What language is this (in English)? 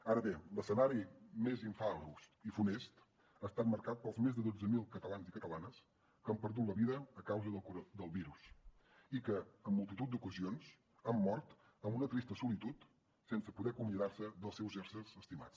Catalan